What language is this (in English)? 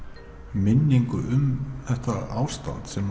Icelandic